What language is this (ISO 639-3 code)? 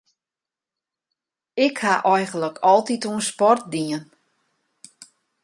fry